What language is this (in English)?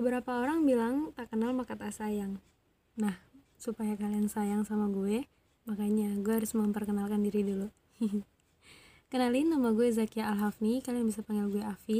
Indonesian